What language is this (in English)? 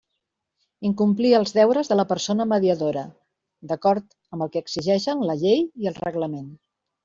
Catalan